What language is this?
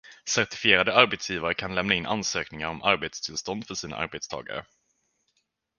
Swedish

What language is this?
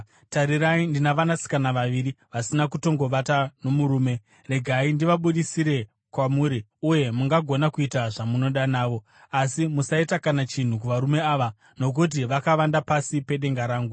Shona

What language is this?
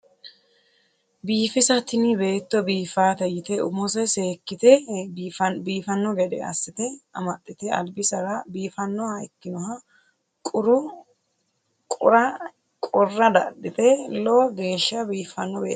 Sidamo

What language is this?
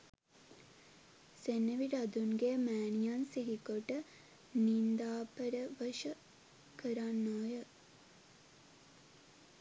Sinhala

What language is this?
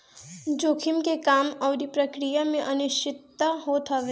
Bhojpuri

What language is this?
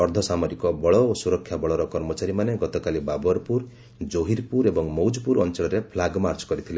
Odia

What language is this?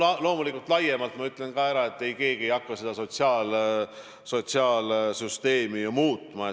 Estonian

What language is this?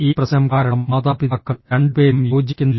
Malayalam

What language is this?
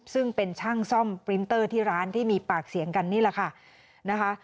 Thai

